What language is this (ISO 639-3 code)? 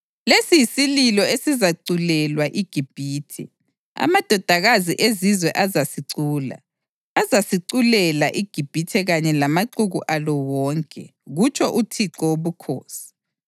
nde